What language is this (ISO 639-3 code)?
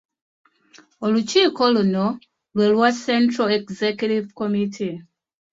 lug